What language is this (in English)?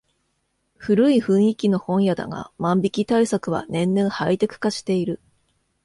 Japanese